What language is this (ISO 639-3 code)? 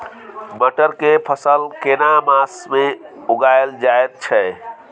mai